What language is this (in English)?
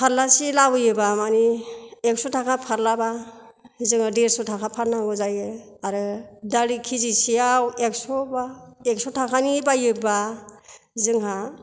Bodo